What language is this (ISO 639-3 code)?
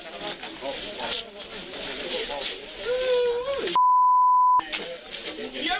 tha